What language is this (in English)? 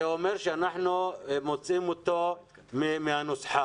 Hebrew